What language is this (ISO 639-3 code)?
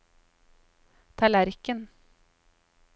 nor